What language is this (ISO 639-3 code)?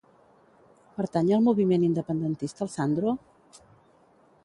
cat